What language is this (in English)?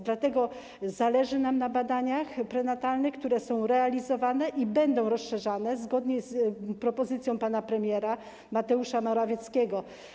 Polish